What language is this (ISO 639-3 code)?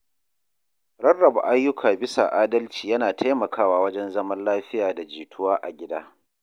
hau